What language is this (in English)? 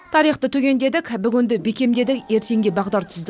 Kazakh